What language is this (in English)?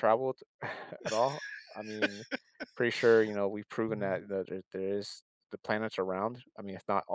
English